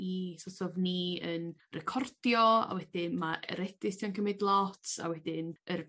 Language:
Welsh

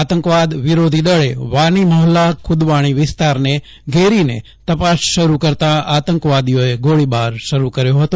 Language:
Gujarati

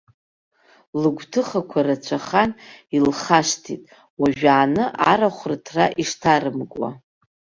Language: Abkhazian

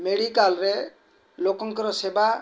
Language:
Odia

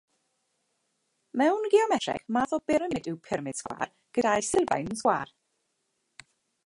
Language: Welsh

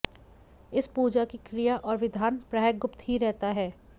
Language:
Hindi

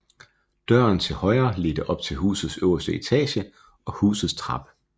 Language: Danish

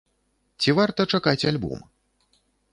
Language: Belarusian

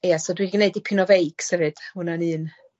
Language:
Welsh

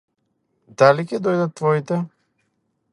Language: Macedonian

